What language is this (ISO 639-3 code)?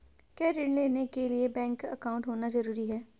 hin